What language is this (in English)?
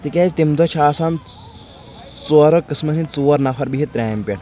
Kashmiri